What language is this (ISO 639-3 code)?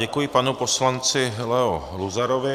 ces